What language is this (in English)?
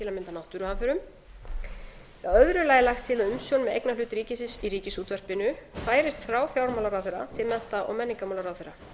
Icelandic